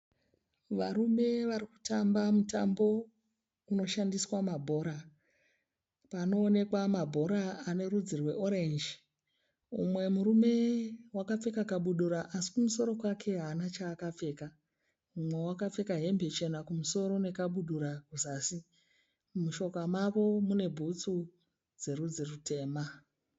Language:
Shona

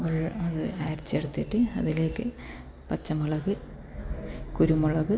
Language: Malayalam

